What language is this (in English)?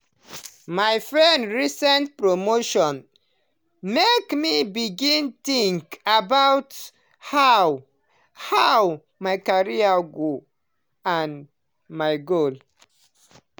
Nigerian Pidgin